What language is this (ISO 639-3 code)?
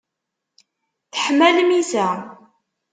kab